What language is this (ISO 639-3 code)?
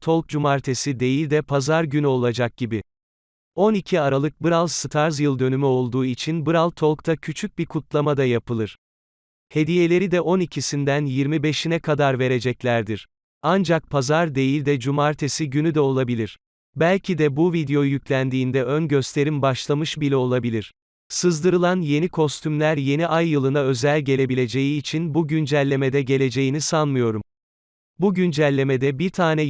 tur